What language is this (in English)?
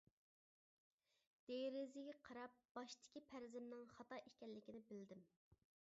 Uyghur